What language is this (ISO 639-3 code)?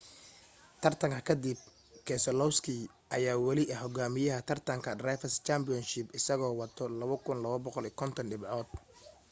som